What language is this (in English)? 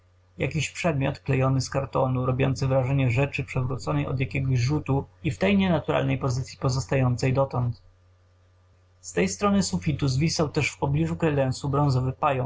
Polish